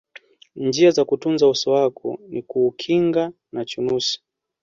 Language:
Swahili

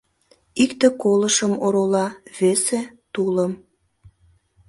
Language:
Mari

